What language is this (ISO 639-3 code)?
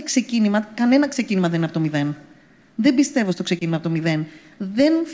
ell